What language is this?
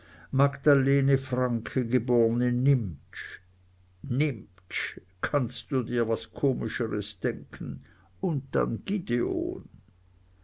German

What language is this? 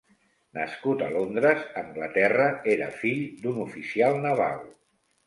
Catalan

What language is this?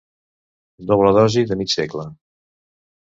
Catalan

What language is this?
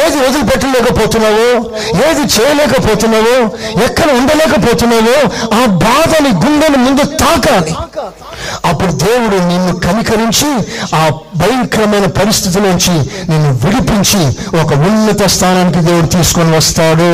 Telugu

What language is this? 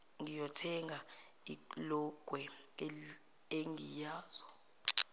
Zulu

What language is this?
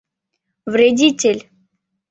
Mari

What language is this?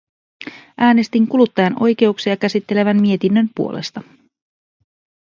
Finnish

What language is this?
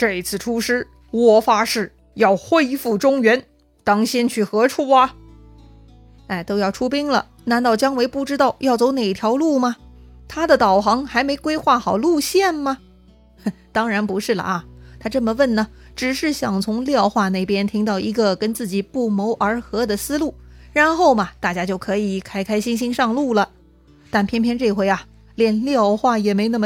Chinese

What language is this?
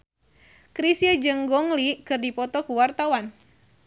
Sundanese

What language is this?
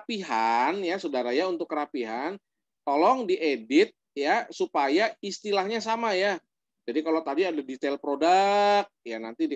Indonesian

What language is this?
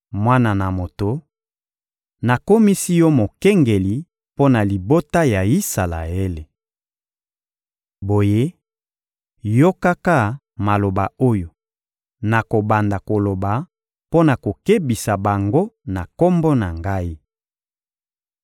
Lingala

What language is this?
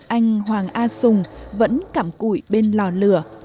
Vietnamese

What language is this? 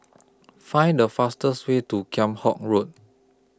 English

